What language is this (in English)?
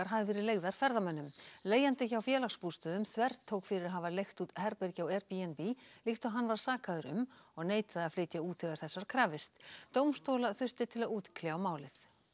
Icelandic